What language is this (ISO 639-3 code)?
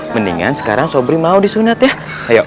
ind